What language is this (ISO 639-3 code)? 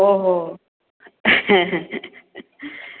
mni